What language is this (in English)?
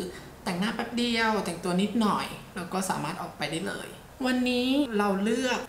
Thai